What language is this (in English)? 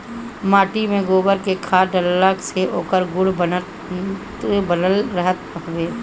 Bhojpuri